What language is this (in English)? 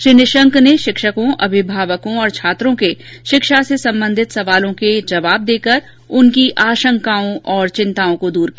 Hindi